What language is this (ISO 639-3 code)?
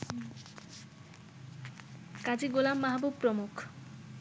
ben